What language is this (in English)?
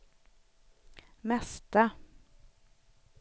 Swedish